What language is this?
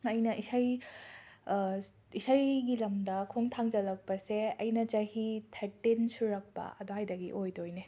Manipuri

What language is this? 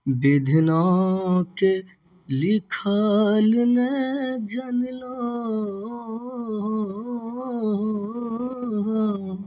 Maithili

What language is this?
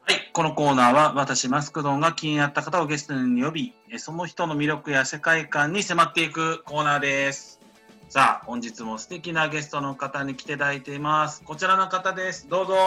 Japanese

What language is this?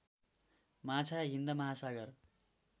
Nepali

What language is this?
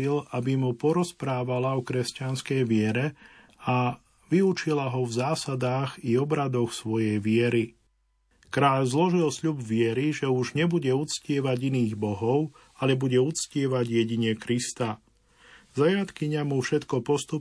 Slovak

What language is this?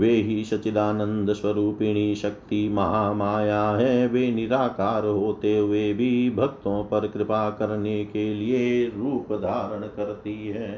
Hindi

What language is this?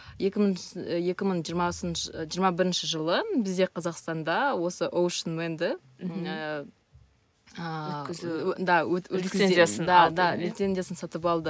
Kazakh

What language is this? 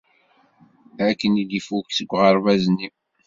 Kabyle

